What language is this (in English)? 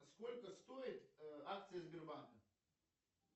Russian